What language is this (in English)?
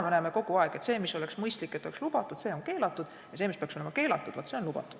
Estonian